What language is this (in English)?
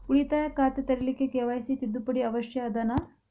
Kannada